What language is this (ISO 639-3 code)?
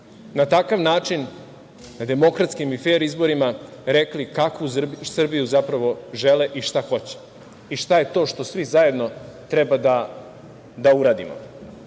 srp